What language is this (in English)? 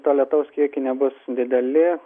Lithuanian